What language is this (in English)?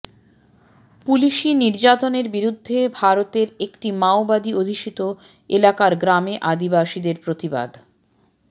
Bangla